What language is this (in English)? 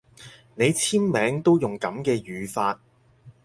Cantonese